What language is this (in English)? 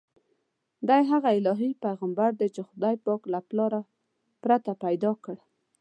Pashto